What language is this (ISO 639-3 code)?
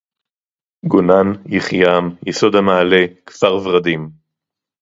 heb